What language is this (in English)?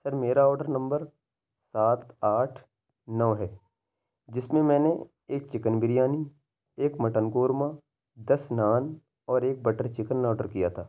Urdu